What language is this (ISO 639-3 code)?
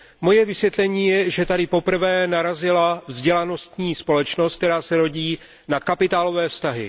ces